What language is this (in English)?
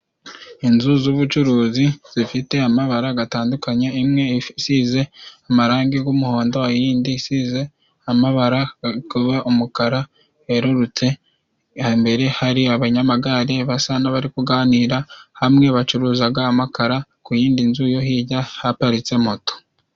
Kinyarwanda